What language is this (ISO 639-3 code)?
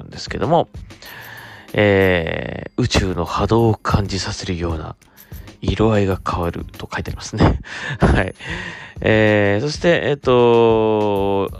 jpn